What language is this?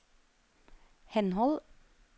Norwegian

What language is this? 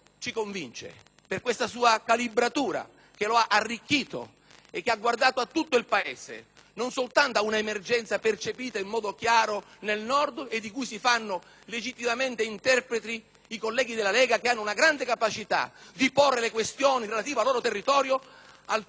Italian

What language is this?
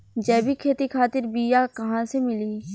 Bhojpuri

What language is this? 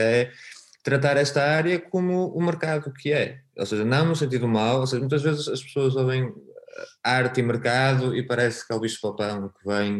Portuguese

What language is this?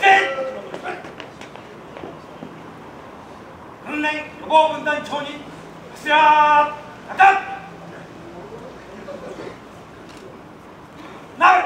Japanese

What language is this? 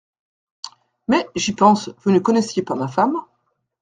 French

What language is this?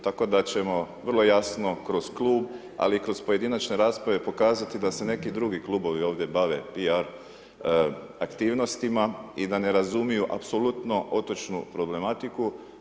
Croatian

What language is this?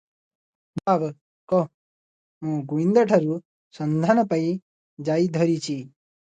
Odia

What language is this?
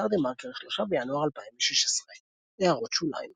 Hebrew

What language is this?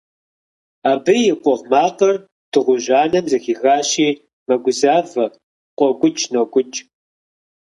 Kabardian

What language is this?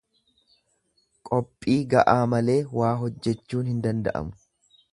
Oromo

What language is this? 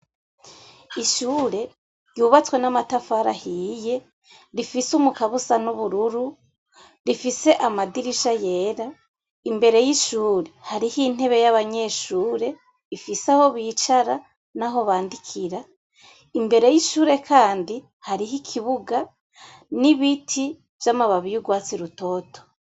Rundi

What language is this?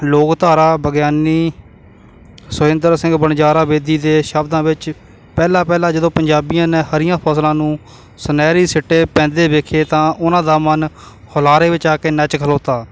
Punjabi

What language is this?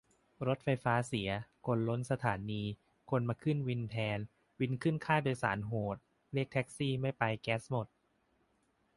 Thai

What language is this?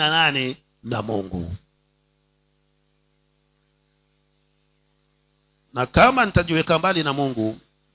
Swahili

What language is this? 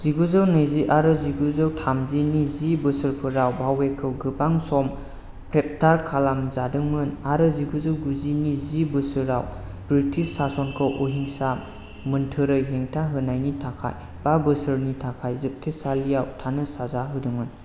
Bodo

